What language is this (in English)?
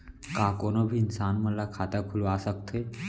Chhattisgarhi